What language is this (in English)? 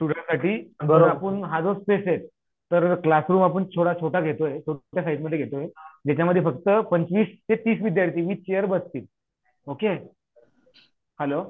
Marathi